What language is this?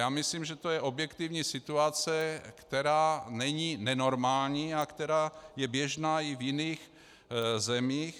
Czech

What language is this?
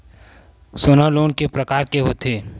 Chhattisgarhi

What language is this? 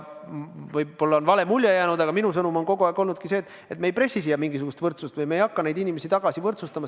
Estonian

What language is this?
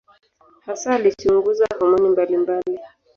Swahili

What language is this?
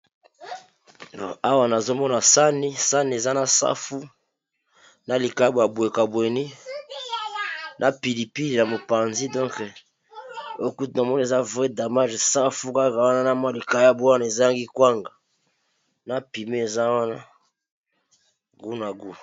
Lingala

